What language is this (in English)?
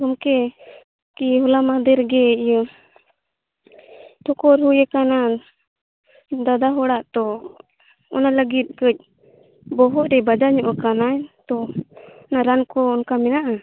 Santali